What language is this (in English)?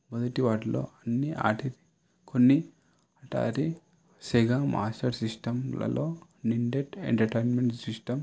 Telugu